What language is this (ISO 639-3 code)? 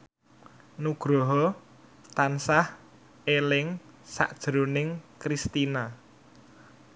jav